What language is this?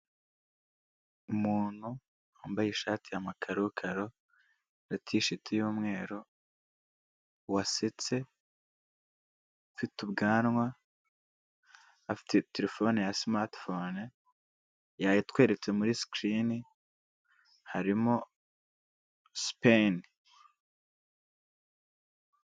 Kinyarwanda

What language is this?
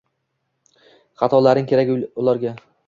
Uzbek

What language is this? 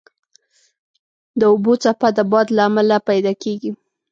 Pashto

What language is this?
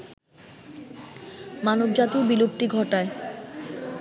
Bangla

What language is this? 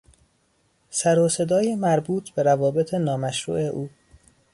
Persian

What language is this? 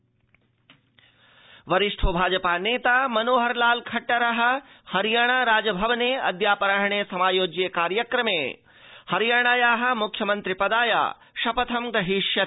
Sanskrit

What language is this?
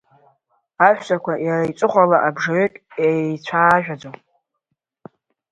Abkhazian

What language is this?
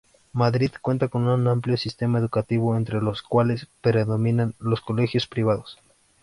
Spanish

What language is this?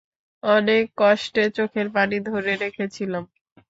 Bangla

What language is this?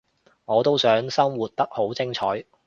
Cantonese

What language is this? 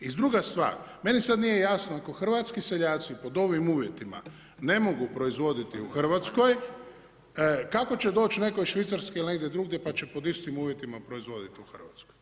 Croatian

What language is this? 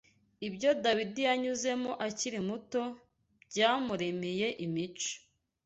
Kinyarwanda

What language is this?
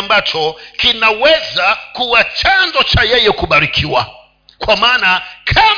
Swahili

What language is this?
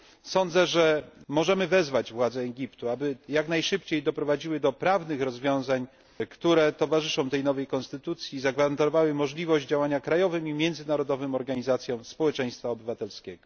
Polish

